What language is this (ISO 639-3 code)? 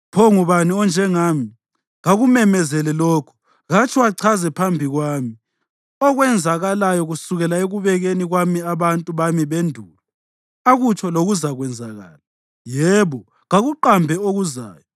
nde